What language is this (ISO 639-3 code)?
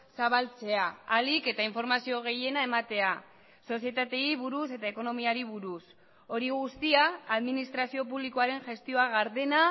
eus